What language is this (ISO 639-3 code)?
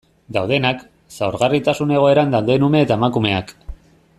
eus